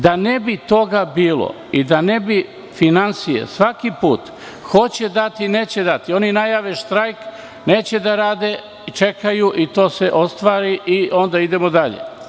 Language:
Serbian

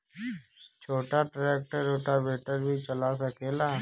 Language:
Bhojpuri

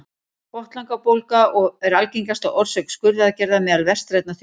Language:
Icelandic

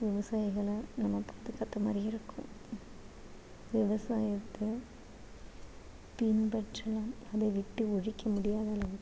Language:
Tamil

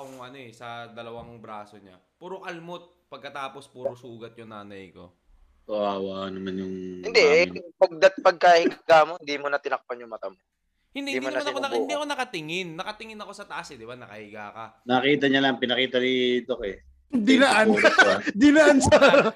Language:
Filipino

